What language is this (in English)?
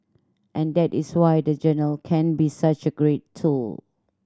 English